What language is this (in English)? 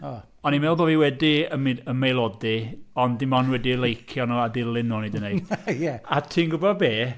Welsh